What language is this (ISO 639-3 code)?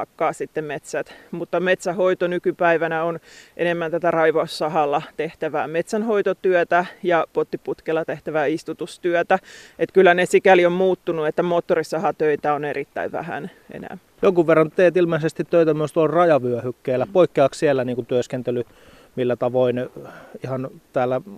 fin